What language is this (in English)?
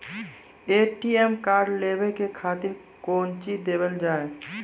Maithili